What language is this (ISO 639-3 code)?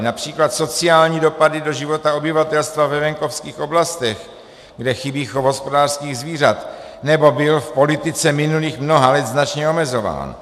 ces